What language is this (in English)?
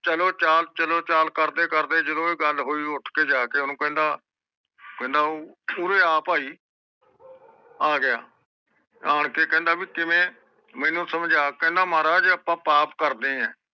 Punjabi